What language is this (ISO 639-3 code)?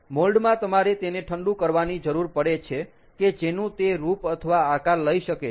guj